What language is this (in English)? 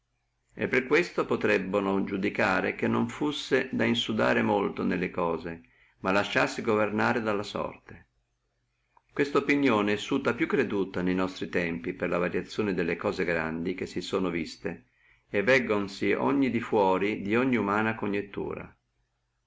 Italian